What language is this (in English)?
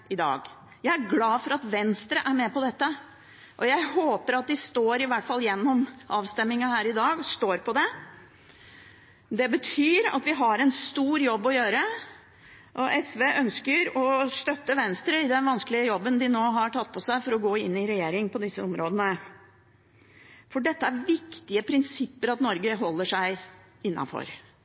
Norwegian Bokmål